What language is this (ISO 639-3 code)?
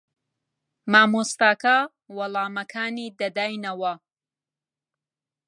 ckb